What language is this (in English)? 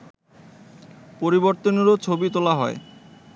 Bangla